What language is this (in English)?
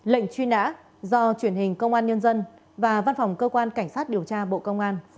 Vietnamese